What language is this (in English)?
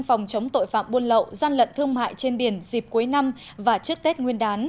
Vietnamese